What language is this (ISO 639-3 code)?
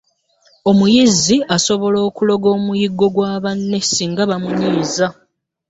lug